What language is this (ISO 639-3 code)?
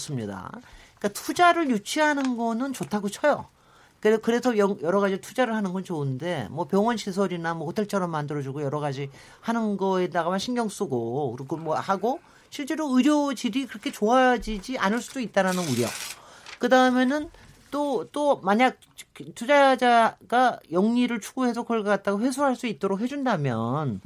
kor